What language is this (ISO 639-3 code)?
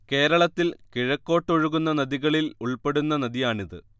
mal